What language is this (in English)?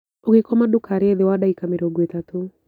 Kikuyu